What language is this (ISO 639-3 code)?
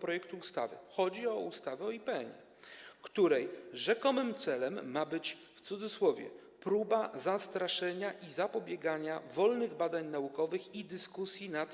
pol